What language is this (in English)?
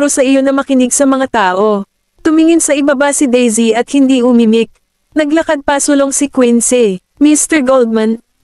Filipino